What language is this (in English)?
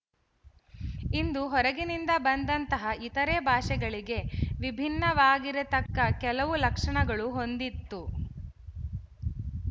Kannada